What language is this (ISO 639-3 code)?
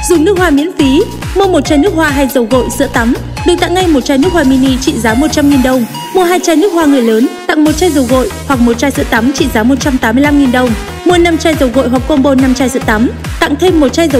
vie